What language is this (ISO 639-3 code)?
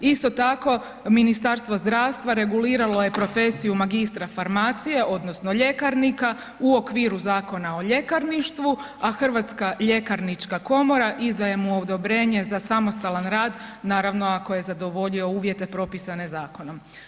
hrv